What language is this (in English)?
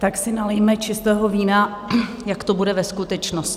Czech